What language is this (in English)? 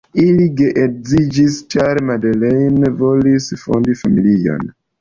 Esperanto